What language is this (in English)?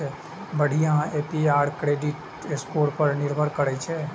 Maithili